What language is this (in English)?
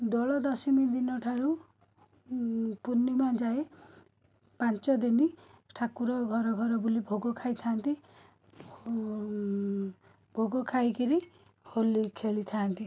Odia